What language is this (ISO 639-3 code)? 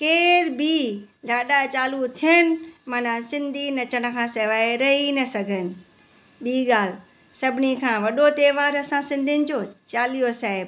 snd